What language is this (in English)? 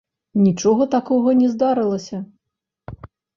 Belarusian